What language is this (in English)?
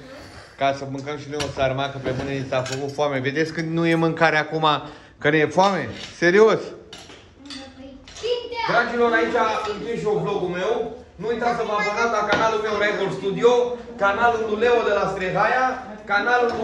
Romanian